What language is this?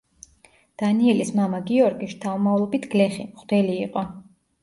Georgian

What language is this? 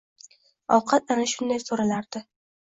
Uzbek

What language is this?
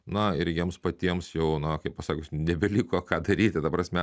Lithuanian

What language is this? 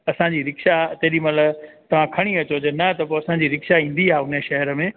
Sindhi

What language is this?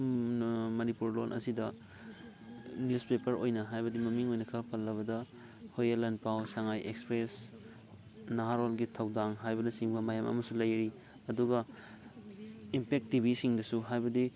Manipuri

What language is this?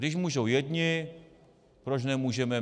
Czech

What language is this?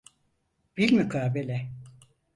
Turkish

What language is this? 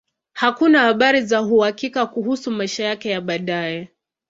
Swahili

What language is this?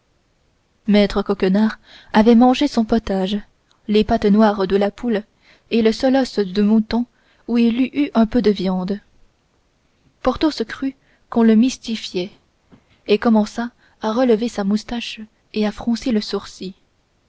French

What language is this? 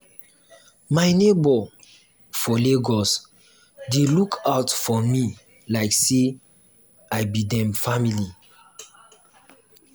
Nigerian Pidgin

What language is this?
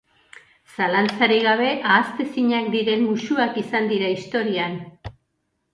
Basque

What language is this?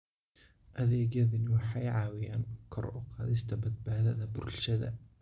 Somali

